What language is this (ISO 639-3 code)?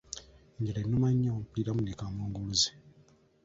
lug